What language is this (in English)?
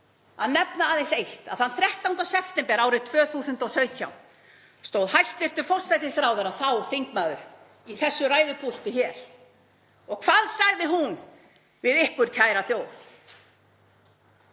Icelandic